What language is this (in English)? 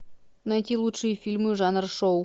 Russian